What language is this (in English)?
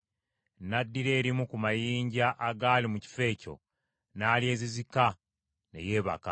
Ganda